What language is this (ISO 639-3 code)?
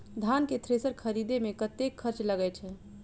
mai